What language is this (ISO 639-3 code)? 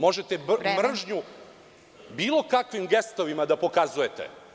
srp